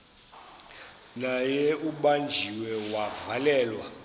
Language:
Xhosa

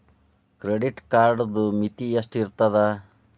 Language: Kannada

